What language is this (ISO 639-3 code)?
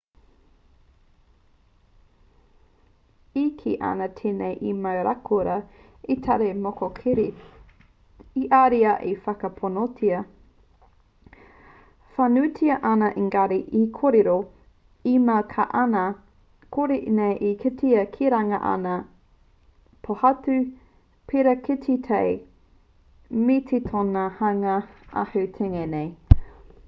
mri